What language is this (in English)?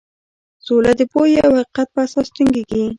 Pashto